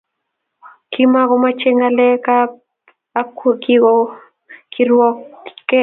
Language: Kalenjin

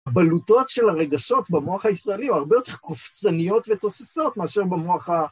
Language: Hebrew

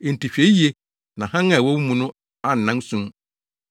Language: Akan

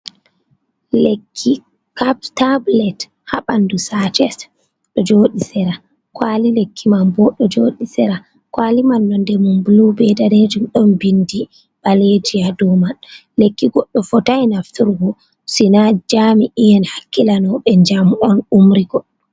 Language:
Fula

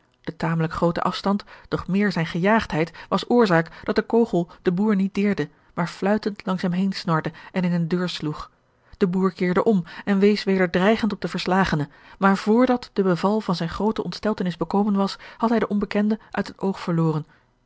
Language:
Dutch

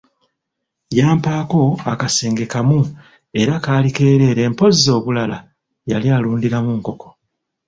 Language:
Ganda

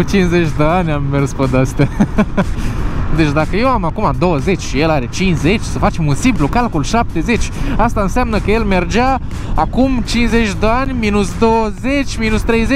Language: Romanian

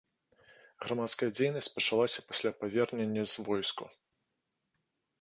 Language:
Belarusian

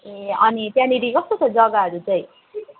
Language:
Nepali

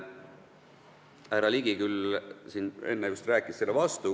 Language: Estonian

